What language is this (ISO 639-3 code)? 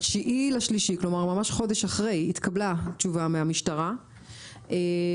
heb